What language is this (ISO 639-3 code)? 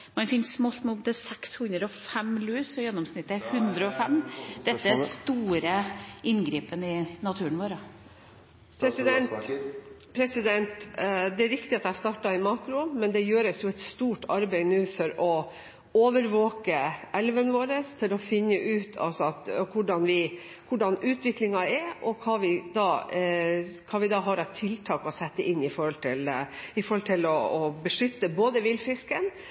nob